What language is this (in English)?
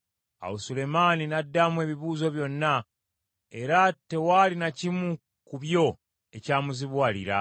Ganda